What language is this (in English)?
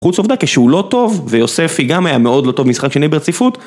Hebrew